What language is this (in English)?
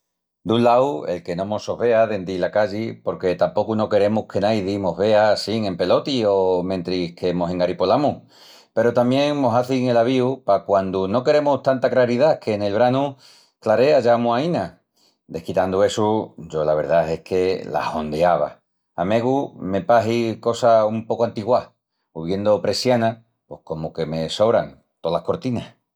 Extremaduran